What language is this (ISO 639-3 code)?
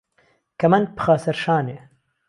ckb